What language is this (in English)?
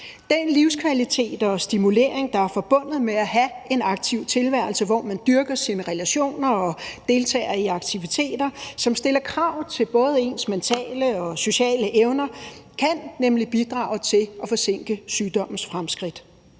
Danish